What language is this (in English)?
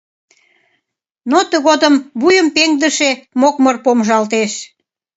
Mari